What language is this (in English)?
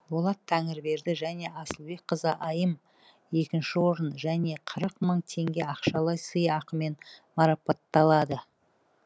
Kazakh